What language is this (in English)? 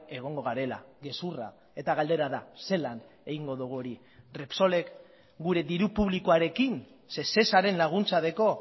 Basque